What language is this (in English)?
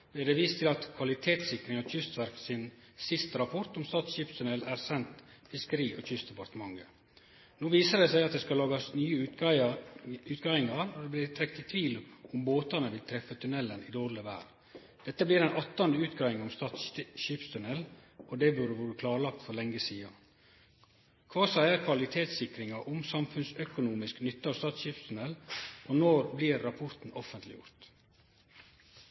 Norwegian Nynorsk